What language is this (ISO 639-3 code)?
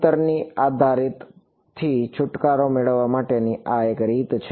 guj